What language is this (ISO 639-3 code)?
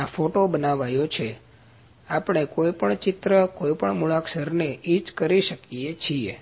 guj